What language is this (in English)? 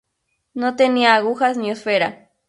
Spanish